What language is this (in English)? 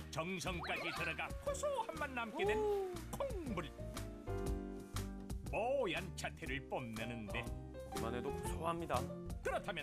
Korean